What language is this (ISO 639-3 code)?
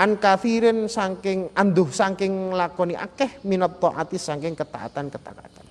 ind